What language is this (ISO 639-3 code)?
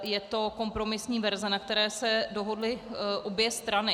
ces